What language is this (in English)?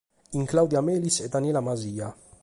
Sardinian